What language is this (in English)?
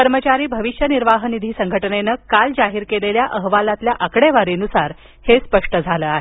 Marathi